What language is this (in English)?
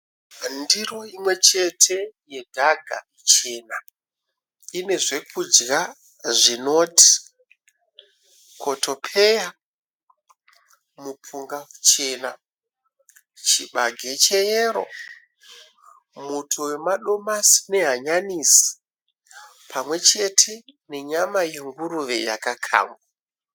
Shona